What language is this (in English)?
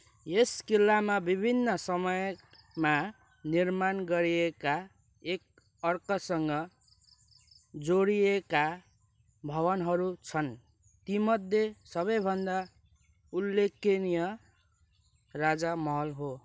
Nepali